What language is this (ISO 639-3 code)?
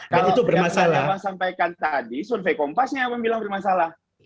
ind